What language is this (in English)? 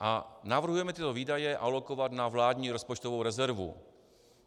Czech